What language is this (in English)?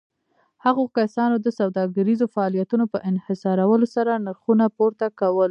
Pashto